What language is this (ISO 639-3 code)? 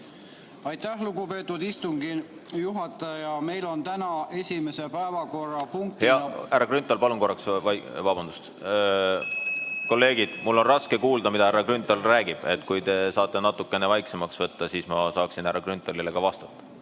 est